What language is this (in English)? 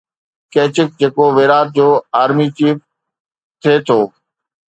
Sindhi